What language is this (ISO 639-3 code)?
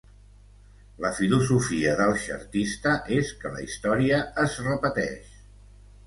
cat